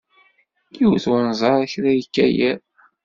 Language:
Kabyle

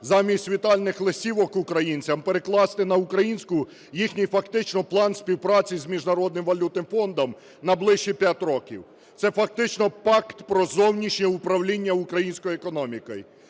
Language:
Ukrainian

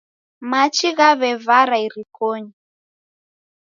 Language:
Taita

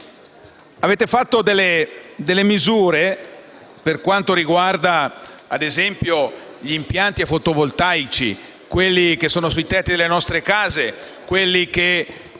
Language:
Italian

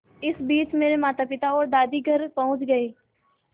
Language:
Hindi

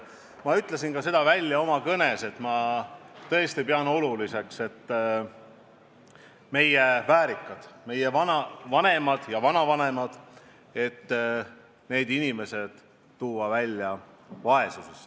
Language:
Estonian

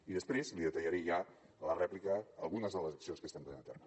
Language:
Catalan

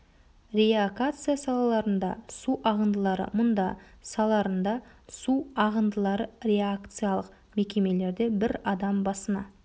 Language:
Kazakh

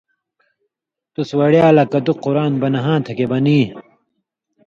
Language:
Indus Kohistani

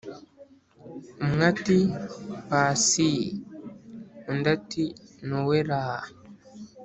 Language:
Kinyarwanda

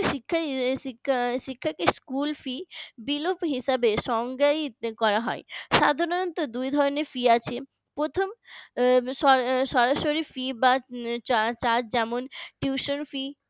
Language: Bangla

